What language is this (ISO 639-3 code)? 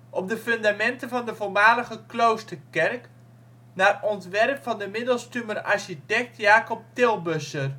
nld